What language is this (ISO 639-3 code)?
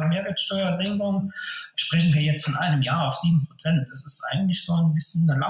deu